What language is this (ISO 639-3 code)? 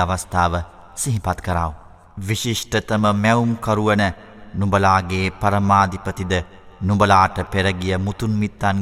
ara